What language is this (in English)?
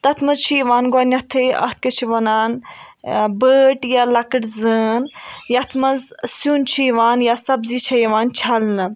Kashmiri